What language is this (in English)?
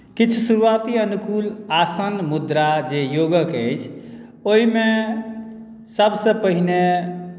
Maithili